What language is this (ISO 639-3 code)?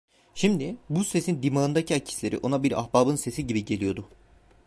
tur